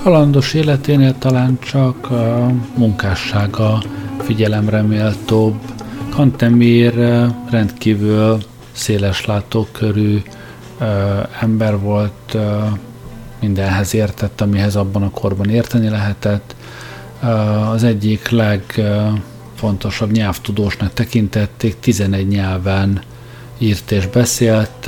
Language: Hungarian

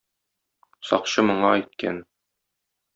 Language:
Tatar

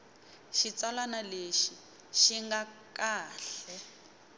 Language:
Tsonga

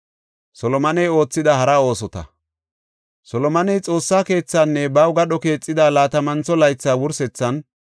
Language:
Gofa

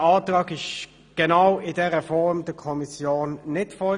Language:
Swiss German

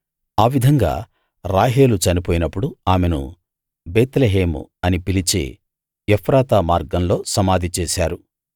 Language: Telugu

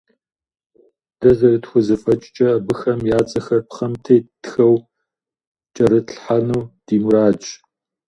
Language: Kabardian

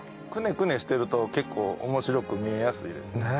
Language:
Japanese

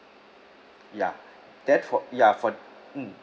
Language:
English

